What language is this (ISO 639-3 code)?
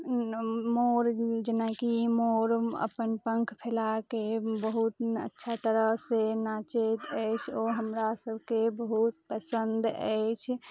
mai